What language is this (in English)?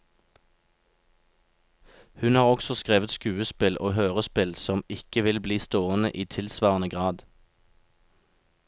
Norwegian